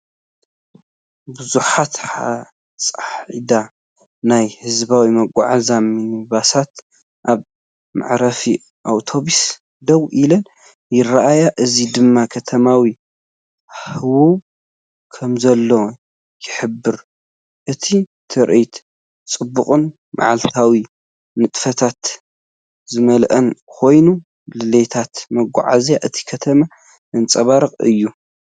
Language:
Tigrinya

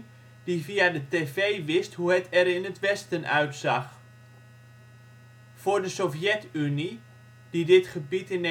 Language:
Dutch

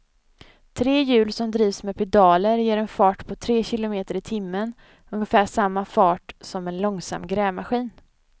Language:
Swedish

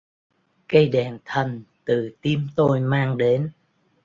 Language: Vietnamese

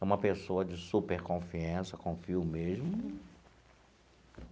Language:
Portuguese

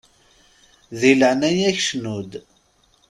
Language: Kabyle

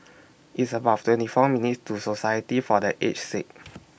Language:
English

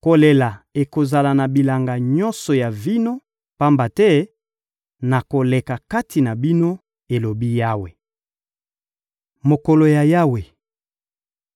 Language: Lingala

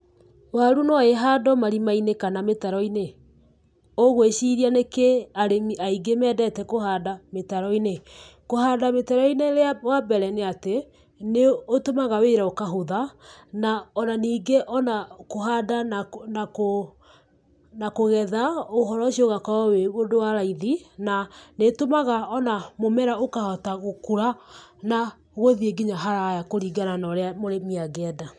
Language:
Kikuyu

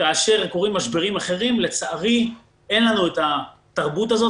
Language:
Hebrew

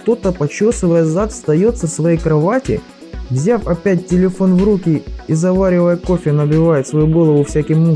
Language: Russian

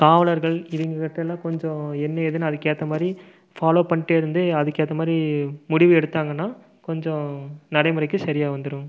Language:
Tamil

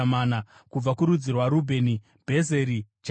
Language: Shona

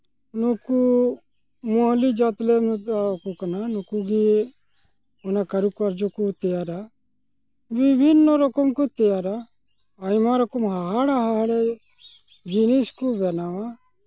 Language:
Santali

